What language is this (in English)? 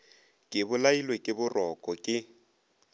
Northern Sotho